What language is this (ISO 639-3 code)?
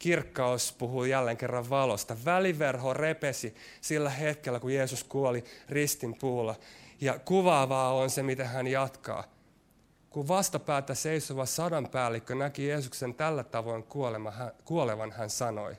fin